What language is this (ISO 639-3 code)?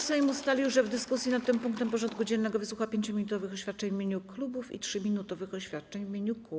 pol